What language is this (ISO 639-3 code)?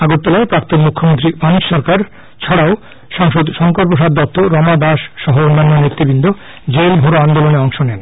ben